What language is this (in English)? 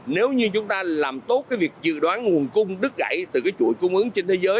Vietnamese